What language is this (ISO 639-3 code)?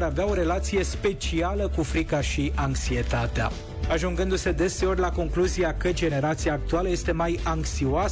ron